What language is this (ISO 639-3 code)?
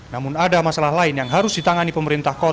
ind